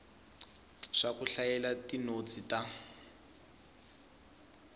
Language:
Tsonga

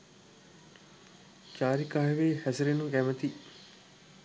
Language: Sinhala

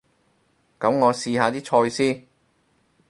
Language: Cantonese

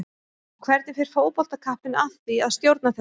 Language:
Icelandic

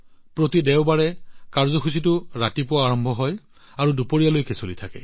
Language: Assamese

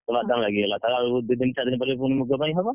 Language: Odia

